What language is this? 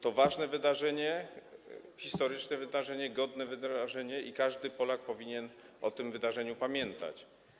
Polish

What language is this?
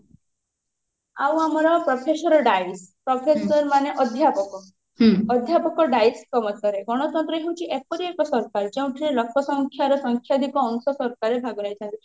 Odia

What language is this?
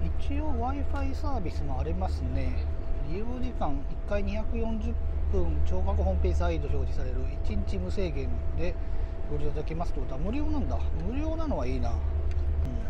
Japanese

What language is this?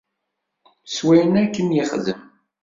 Kabyle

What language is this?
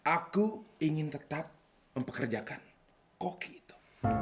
Indonesian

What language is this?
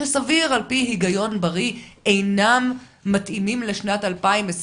Hebrew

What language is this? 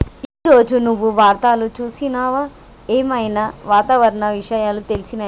Telugu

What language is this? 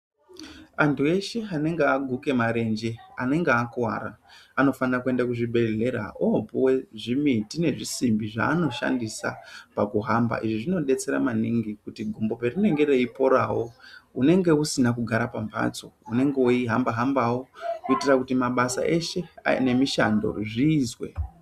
Ndau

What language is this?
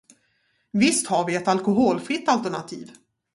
Swedish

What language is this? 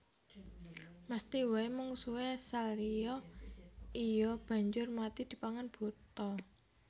Javanese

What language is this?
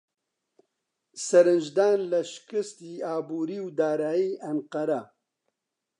Central Kurdish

